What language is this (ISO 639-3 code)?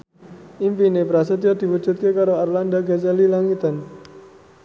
jav